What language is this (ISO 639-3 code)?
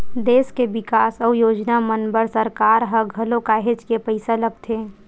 hne